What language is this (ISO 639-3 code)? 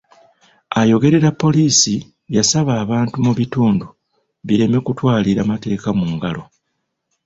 lug